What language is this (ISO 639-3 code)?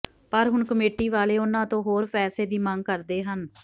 pan